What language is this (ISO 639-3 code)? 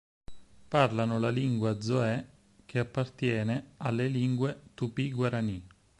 ita